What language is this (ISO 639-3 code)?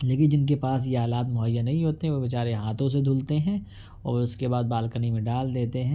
urd